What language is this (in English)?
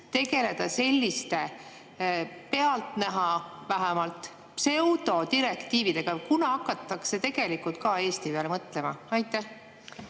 Estonian